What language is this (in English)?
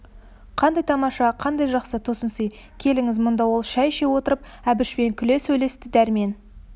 Kazakh